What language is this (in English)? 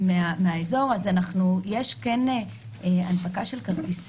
Hebrew